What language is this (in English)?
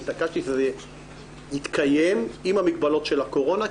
Hebrew